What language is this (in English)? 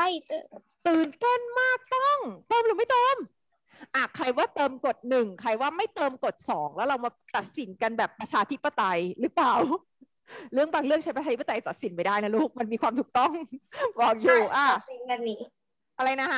Thai